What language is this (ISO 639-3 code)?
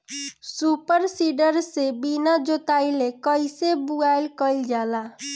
bho